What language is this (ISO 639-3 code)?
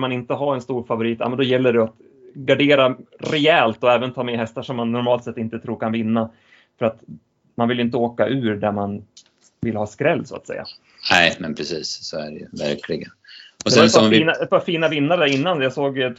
swe